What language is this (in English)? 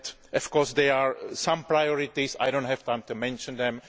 English